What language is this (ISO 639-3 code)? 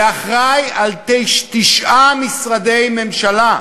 heb